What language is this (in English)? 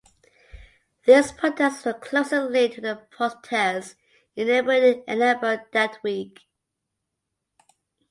English